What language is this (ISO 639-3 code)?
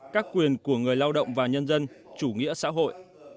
vie